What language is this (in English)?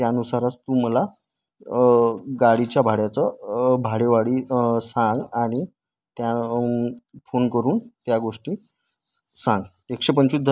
Marathi